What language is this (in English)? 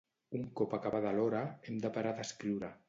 Catalan